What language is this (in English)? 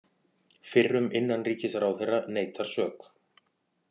Icelandic